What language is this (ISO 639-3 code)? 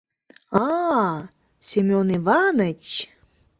chm